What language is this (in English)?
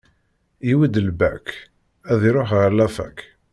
Kabyle